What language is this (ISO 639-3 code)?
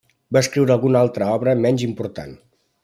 cat